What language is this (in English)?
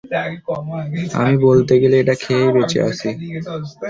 Bangla